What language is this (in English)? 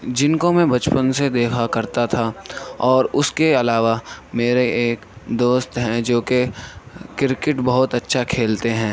Urdu